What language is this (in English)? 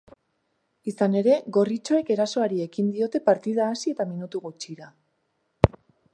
Basque